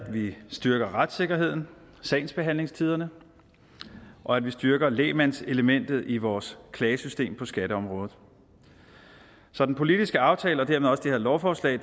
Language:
Danish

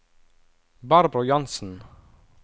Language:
Norwegian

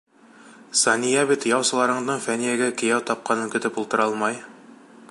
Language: Bashkir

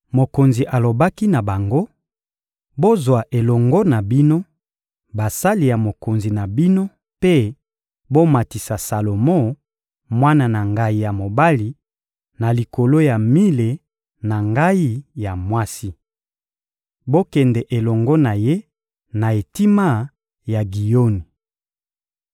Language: Lingala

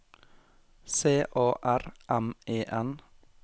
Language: Norwegian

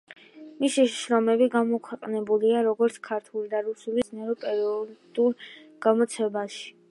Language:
Georgian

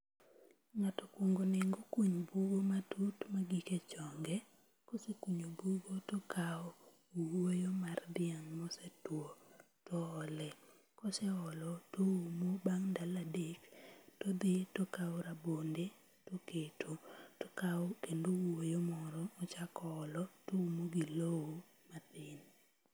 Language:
Luo (Kenya and Tanzania)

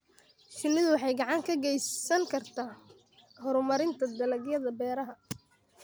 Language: Somali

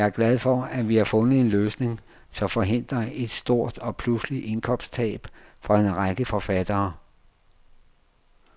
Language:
Danish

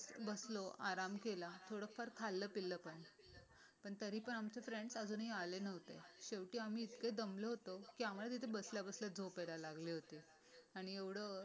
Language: Marathi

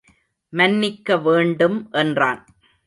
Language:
Tamil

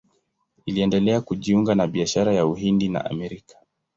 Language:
Swahili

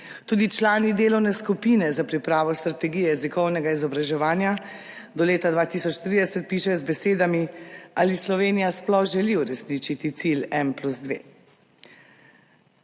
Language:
Slovenian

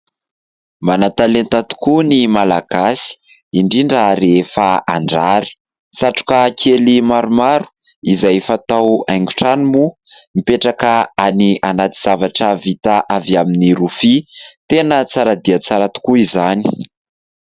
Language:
Malagasy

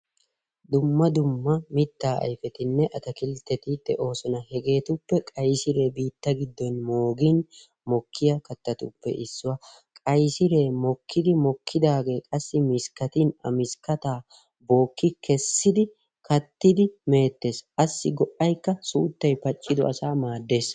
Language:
Wolaytta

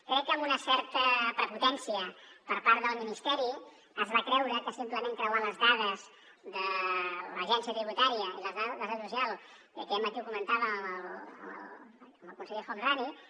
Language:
Catalan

